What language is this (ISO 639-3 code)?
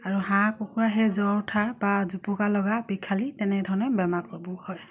asm